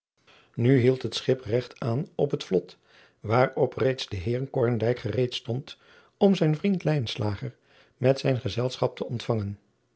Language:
Dutch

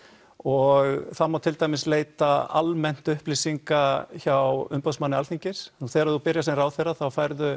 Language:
Icelandic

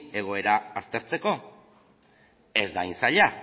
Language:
Basque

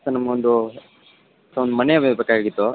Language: Kannada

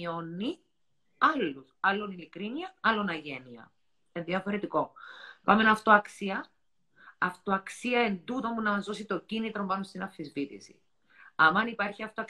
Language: Greek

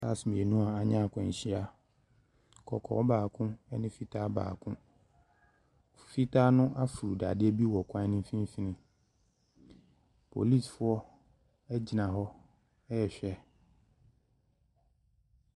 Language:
Akan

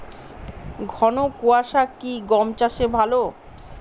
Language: Bangla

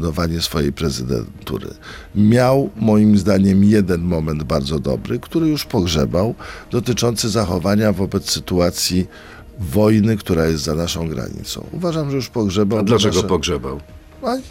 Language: Polish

